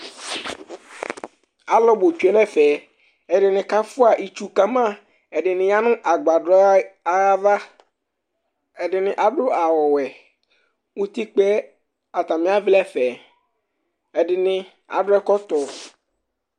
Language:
Ikposo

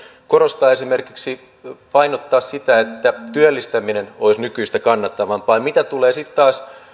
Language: Finnish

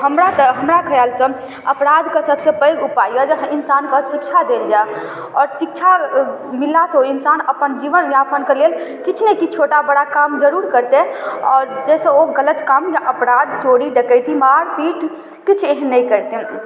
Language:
Maithili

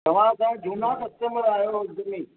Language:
Sindhi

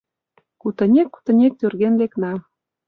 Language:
Mari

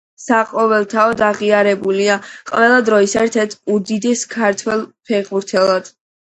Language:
Georgian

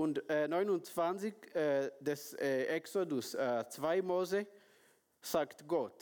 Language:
German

